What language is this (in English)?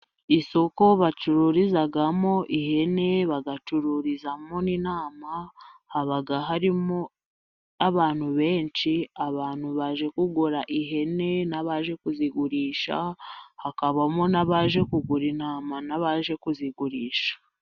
Kinyarwanda